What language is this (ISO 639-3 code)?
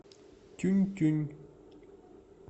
rus